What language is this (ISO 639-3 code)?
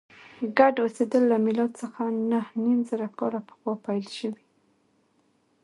pus